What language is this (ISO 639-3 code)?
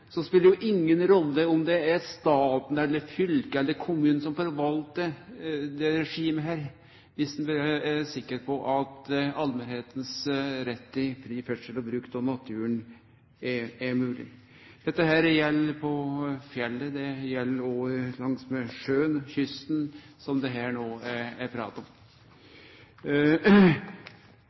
nno